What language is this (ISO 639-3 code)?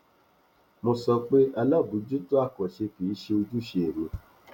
yor